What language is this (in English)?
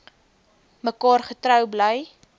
Afrikaans